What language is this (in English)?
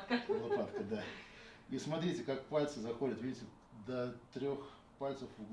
Russian